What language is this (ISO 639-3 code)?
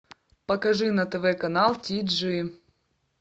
rus